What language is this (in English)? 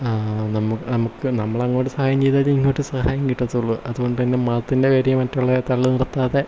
Malayalam